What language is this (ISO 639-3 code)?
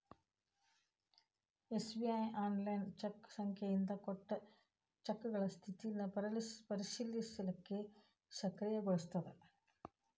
kan